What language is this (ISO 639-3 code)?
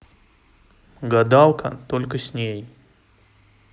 rus